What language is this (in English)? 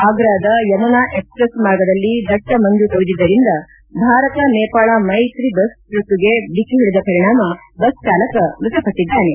Kannada